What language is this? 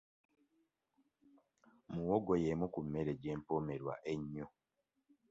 Ganda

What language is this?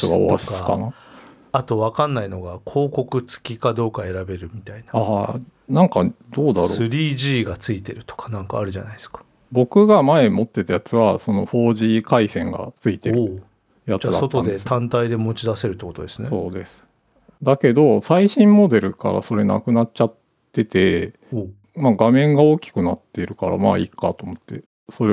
Japanese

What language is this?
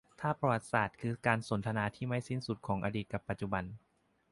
Thai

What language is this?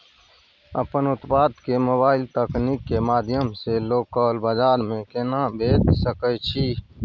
Maithili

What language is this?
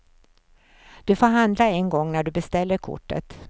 Swedish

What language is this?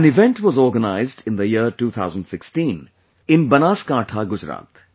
English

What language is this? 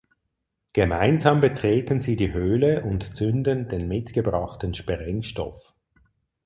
German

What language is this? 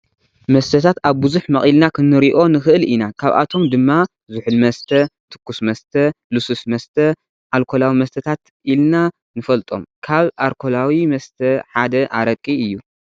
Tigrinya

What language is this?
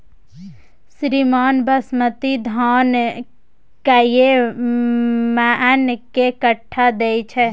Maithili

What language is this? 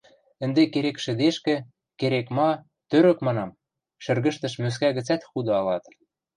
Western Mari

